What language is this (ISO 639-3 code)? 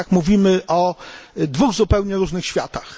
pol